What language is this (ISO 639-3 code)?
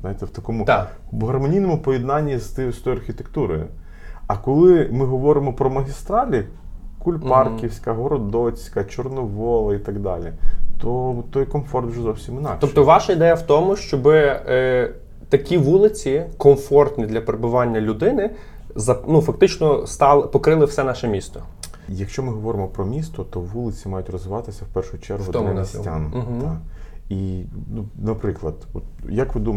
ukr